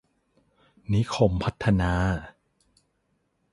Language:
Thai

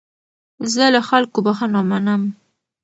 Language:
Pashto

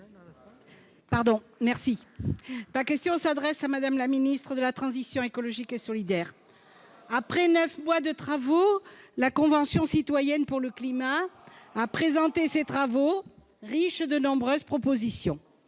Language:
French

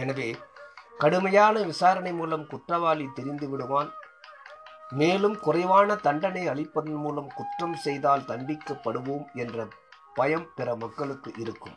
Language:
Tamil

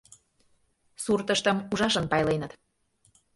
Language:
Mari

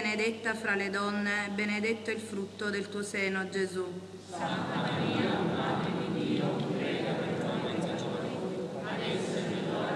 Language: Italian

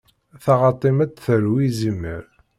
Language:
Kabyle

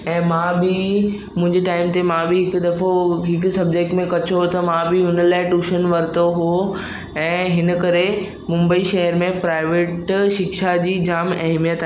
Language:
Sindhi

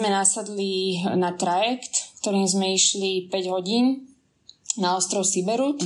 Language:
Slovak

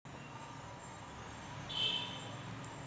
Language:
Marathi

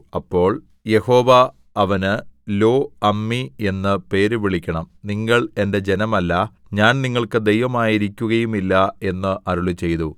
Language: Malayalam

